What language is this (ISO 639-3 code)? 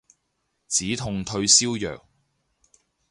yue